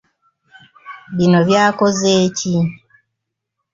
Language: Ganda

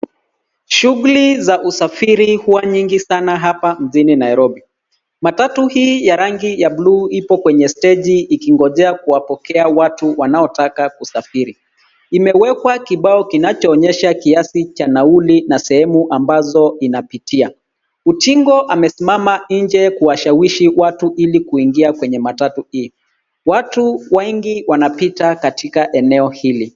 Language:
Swahili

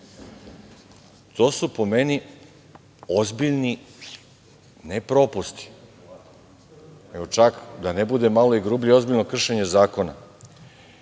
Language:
Serbian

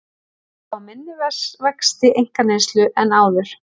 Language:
Icelandic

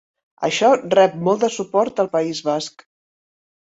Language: Catalan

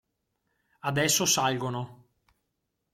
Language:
Italian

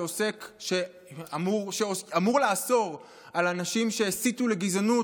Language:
Hebrew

